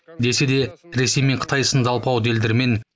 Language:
Kazakh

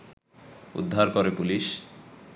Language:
Bangla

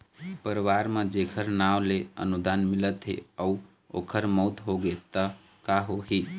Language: Chhattisgarhi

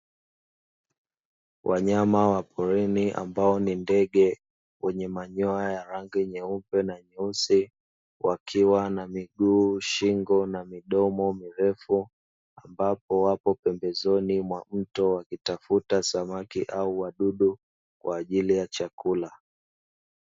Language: Swahili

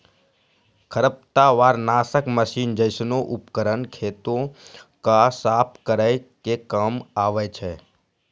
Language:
Maithili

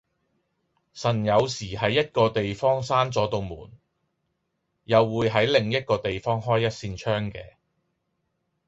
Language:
Cantonese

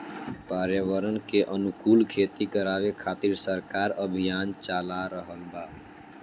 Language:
Bhojpuri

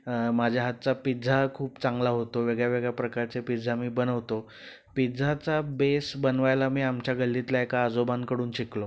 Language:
Marathi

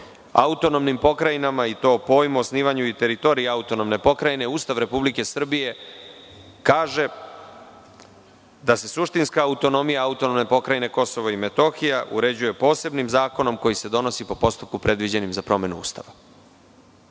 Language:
Serbian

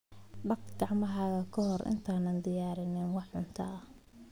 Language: Somali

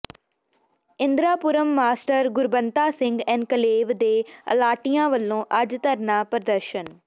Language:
Punjabi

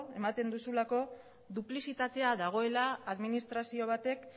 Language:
Basque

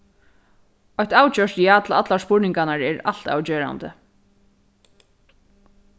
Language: Faroese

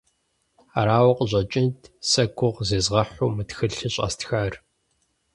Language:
Kabardian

